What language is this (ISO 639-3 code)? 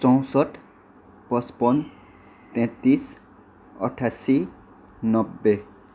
nep